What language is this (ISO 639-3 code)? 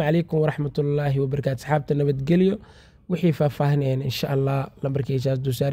ara